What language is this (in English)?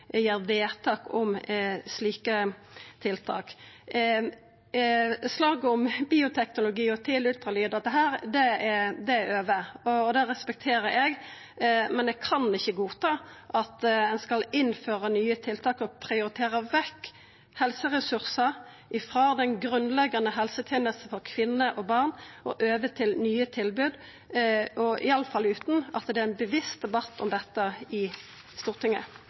Norwegian Nynorsk